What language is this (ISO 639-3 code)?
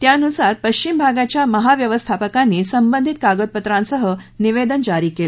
mar